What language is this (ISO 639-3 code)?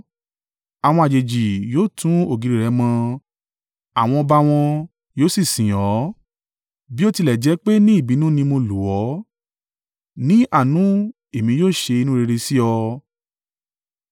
yor